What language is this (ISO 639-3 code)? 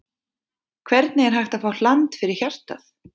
isl